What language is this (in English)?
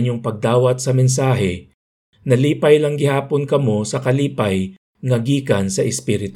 Filipino